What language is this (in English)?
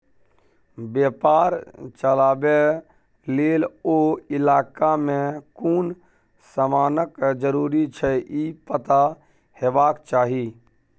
Maithili